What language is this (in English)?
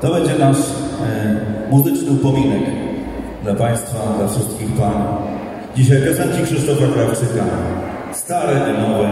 Polish